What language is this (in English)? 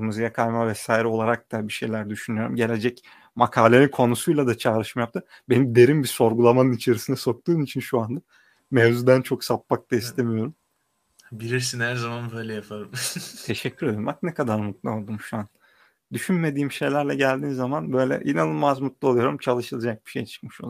Turkish